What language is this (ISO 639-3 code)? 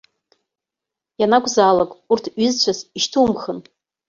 abk